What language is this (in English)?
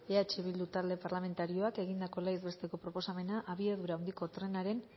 Basque